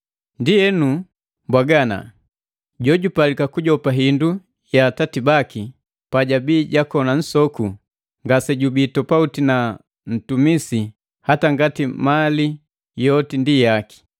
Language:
Matengo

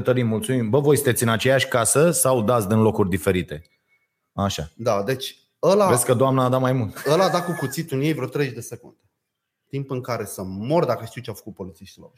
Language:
Romanian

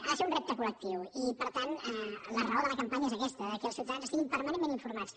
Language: Catalan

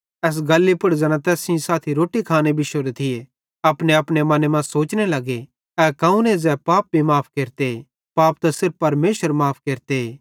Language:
Bhadrawahi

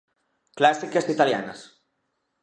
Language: Galician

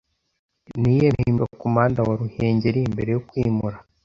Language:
Kinyarwanda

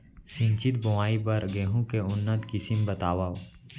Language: Chhattisgarhi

